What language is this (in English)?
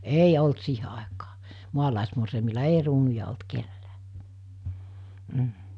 Finnish